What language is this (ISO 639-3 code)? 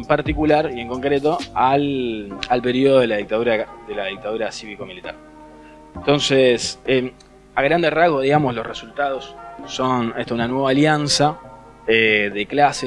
spa